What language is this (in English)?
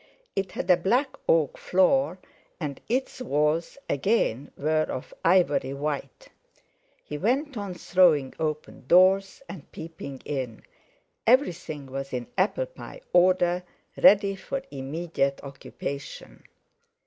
English